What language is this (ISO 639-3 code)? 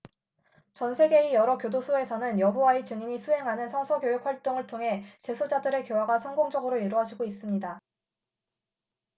kor